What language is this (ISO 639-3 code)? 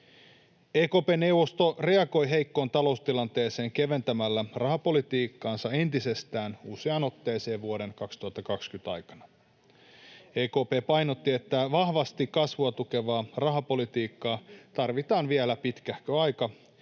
fin